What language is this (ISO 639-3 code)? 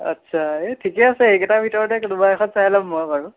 asm